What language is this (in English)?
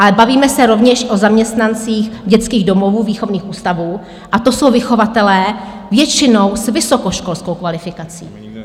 Czech